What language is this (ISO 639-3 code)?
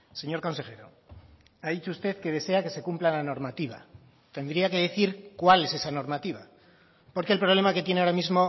spa